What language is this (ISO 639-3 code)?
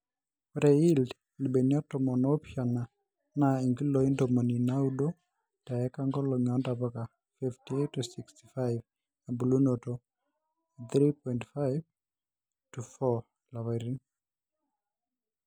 mas